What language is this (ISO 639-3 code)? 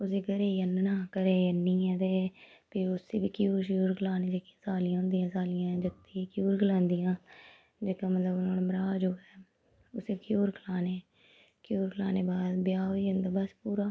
doi